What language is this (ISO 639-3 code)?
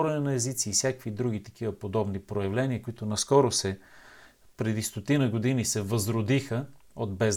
bul